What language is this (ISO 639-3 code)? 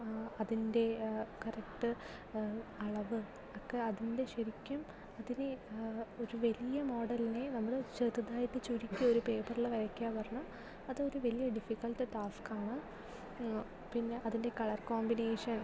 mal